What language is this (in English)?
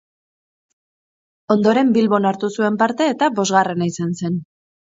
Basque